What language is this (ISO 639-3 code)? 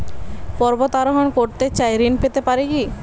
ben